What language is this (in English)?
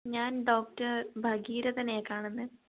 Malayalam